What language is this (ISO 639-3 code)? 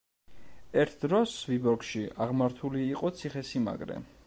kat